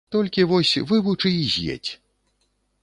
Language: Belarusian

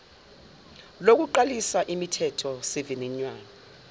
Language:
Zulu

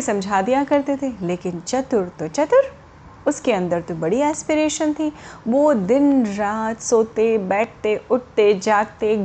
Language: Hindi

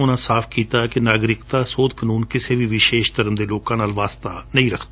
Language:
Punjabi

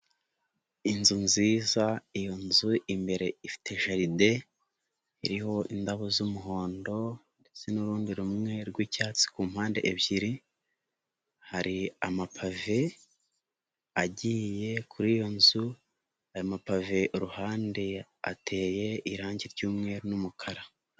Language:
Kinyarwanda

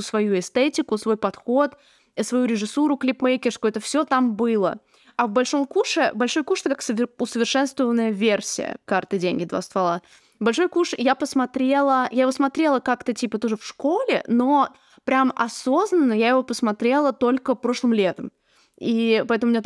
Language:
Russian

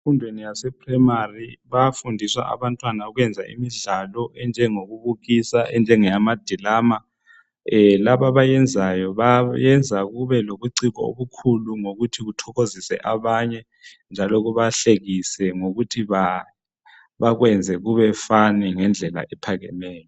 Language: North Ndebele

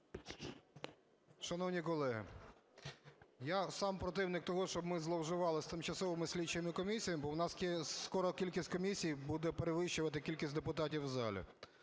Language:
Ukrainian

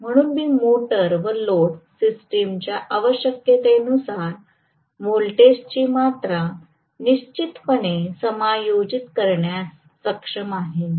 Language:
Marathi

